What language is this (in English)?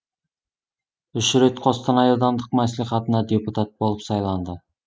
Kazakh